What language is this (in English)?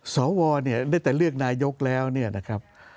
Thai